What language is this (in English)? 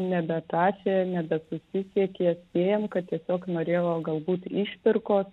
Lithuanian